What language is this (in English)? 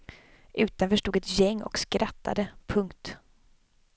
Swedish